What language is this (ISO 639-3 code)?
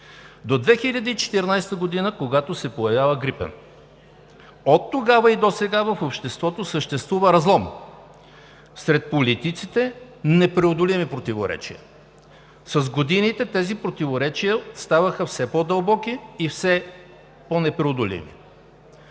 bul